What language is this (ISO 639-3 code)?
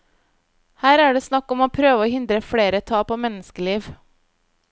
nor